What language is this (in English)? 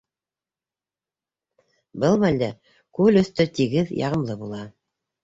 Bashkir